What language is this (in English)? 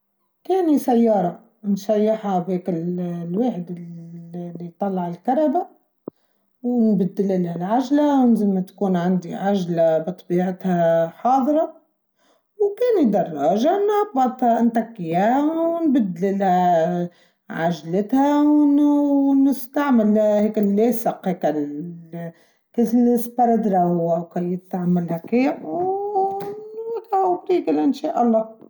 Tunisian Arabic